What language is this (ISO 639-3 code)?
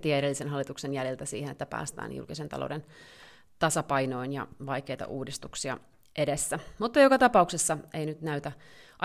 fin